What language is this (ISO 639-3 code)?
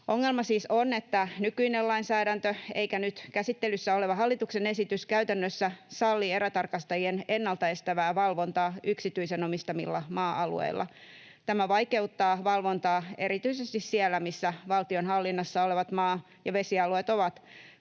fin